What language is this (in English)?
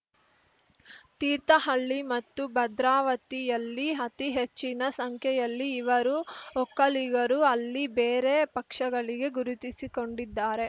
Kannada